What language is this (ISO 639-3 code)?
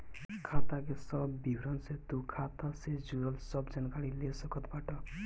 bho